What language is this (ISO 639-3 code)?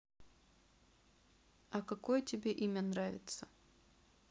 rus